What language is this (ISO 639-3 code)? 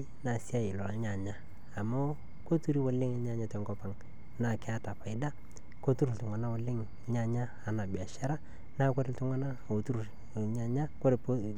mas